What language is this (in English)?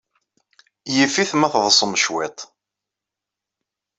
Kabyle